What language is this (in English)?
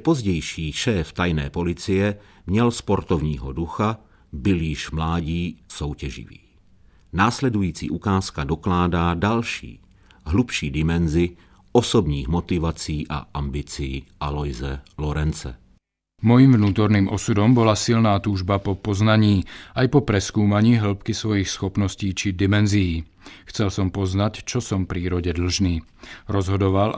Czech